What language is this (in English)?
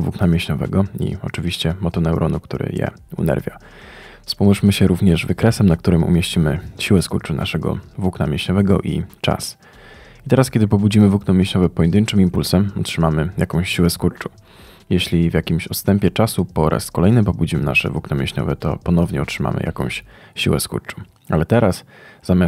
Polish